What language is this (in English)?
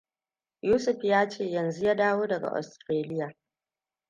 Hausa